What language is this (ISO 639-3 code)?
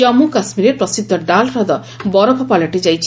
ori